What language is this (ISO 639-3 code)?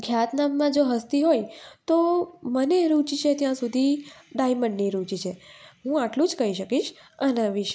guj